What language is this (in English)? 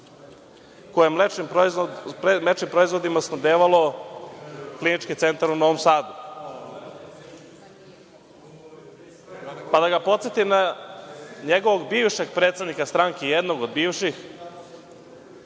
Serbian